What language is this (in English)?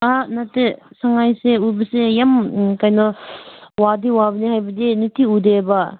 Manipuri